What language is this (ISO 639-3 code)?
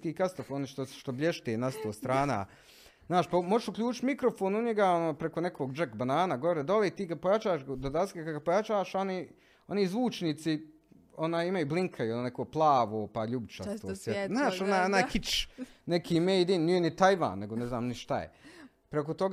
hrv